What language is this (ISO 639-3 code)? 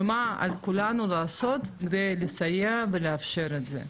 heb